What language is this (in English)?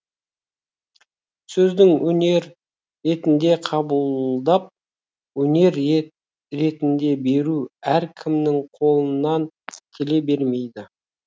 Kazakh